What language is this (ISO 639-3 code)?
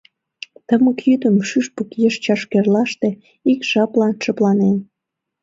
chm